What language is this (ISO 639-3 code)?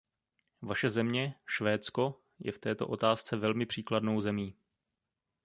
ces